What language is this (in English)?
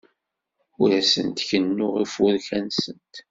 Kabyle